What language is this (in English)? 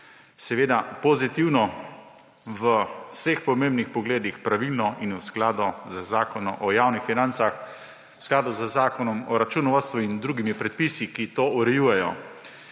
Slovenian